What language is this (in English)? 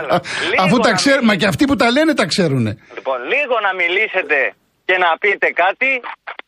Greek